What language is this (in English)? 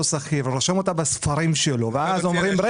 Hebrew